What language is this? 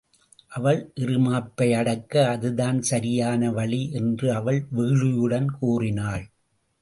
Tamil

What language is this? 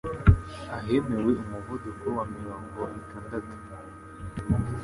Kinyarwanda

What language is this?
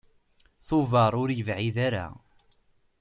Kabyle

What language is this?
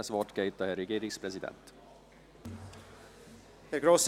Swiss German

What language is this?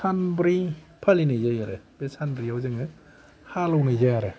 Bodo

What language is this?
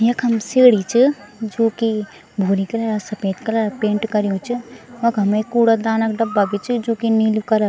Garhwali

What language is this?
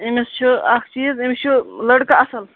Kashmiri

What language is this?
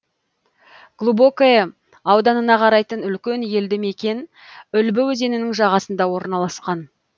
Kazakh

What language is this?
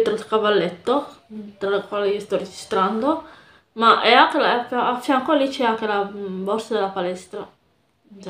Italian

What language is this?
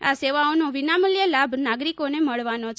Gujarati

